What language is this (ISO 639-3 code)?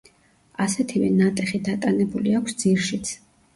kat